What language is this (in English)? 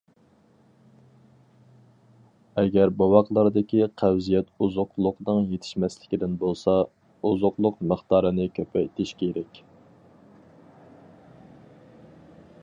Uyghur